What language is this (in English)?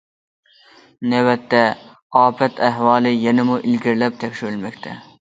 Uyghur